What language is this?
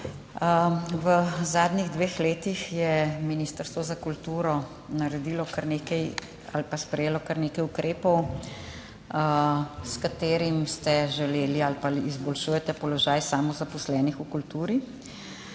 Slovenian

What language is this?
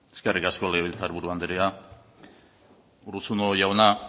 Basque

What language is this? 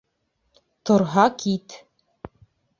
Bashkir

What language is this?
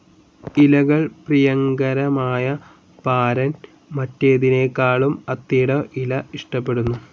Malayalam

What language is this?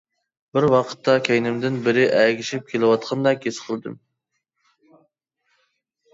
Uyghur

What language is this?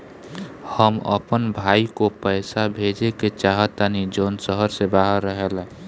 Bhojpuri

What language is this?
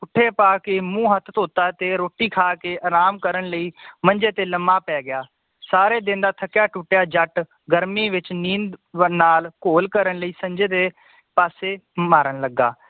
Punjabi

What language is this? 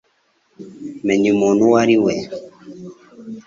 Kinyarwanda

